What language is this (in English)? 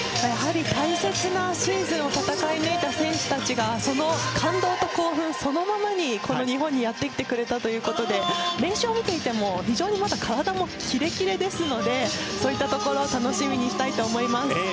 Japanese